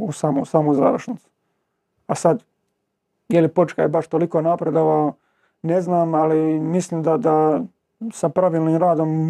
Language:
Croatian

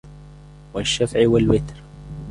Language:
Arabic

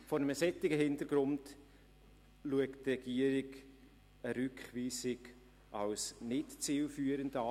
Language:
Swiss German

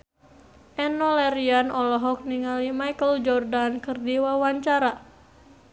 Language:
Sundanese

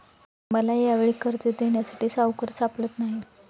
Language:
Marathi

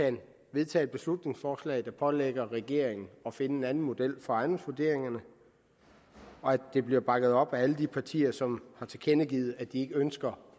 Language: Danish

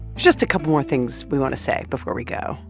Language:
English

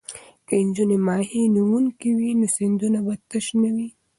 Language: Pashto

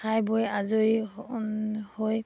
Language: Assamese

